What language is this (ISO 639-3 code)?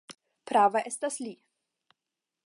epo